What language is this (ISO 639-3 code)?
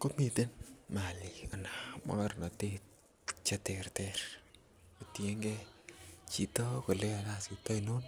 kln